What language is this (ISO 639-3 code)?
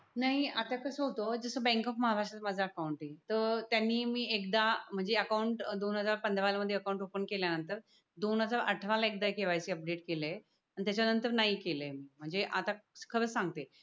mar